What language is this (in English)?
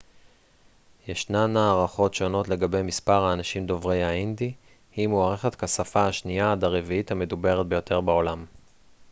Hebrew